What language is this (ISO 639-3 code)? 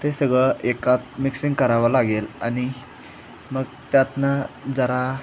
mar